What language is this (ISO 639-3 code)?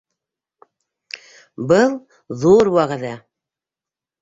bak